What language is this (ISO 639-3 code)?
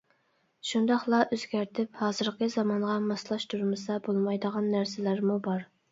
uig